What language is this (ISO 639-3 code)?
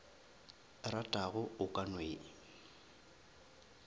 nso